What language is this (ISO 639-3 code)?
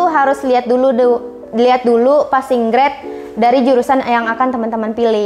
ind